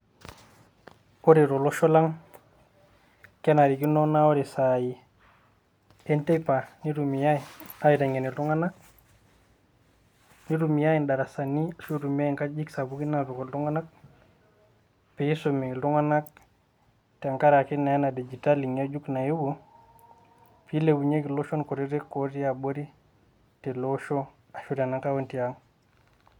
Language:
Masai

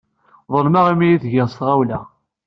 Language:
Kabyle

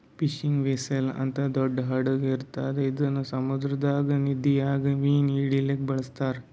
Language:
Kannada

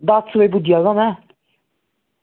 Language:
Dogri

